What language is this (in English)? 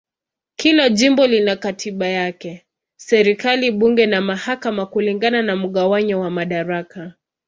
Swahili